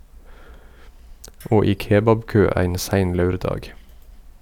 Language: Norwegian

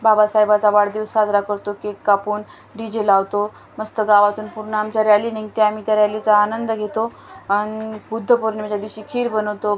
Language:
Marathi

